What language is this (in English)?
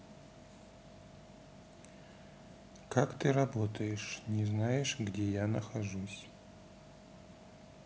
Russian